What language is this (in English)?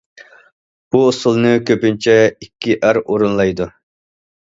Uyghur